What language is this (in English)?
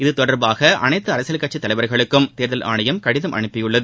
Tamil